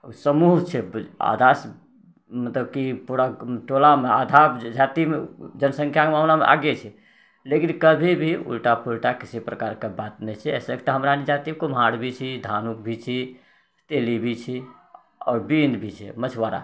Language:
Maithili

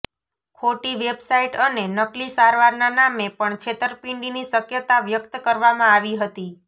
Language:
Gujarati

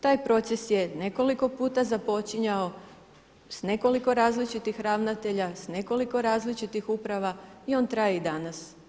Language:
Croatian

